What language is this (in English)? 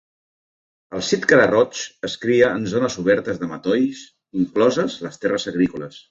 Catalan